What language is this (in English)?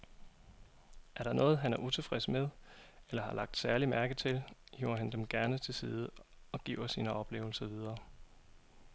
Danish